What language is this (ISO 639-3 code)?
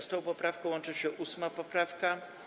pol